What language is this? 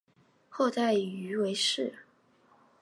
Chinese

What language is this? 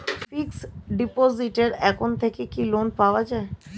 Bangla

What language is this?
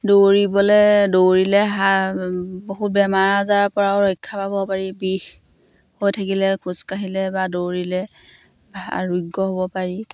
Assamese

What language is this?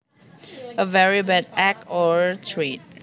Javanese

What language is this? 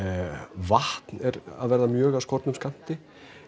Icelandic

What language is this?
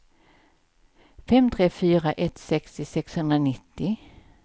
Swedish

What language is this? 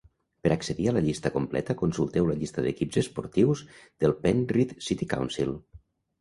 Catalan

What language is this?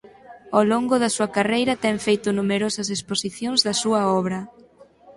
Galician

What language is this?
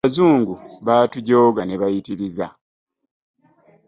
Ganda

